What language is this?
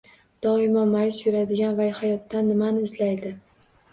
Uzbek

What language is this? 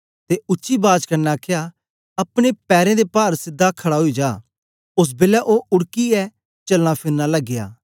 Dogri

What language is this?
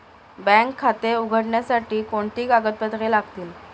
Marathi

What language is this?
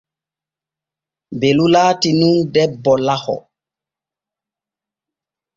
Borgu Fulfulde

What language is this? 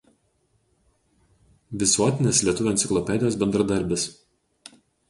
Lithuanian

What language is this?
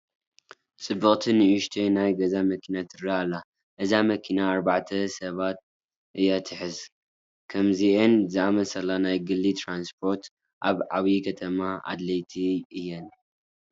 Tigrinya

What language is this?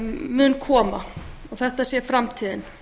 Icelandic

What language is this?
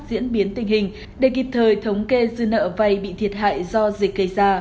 Vietnamese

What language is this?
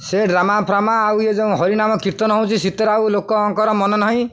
Odia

